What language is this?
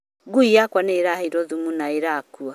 Kikuyu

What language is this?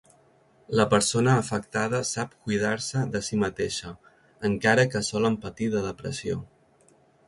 Catalan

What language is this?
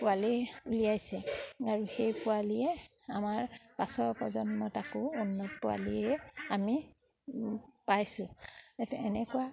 Assamese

